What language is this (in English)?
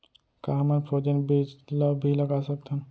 Chhattisgarhi